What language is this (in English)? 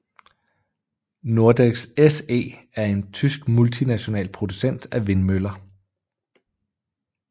Danish